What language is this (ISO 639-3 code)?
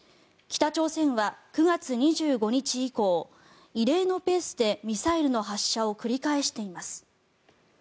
jpn